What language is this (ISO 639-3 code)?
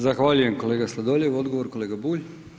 hrv